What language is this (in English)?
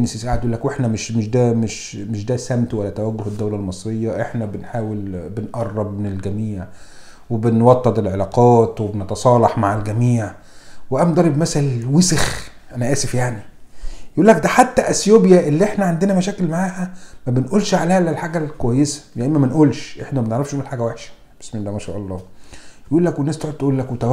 Arabic